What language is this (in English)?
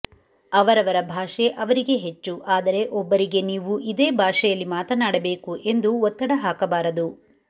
Kannada